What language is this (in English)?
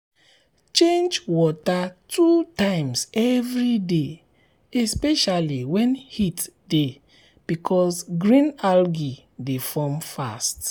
Nigerian Pidgin